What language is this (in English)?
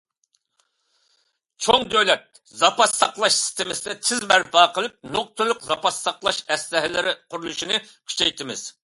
Uyghur